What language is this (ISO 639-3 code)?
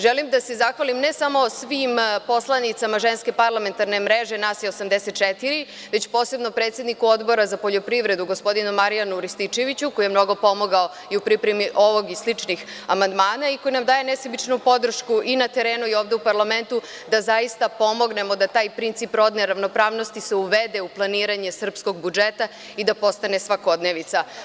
srp